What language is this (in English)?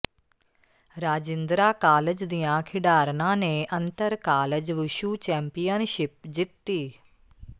Punjabi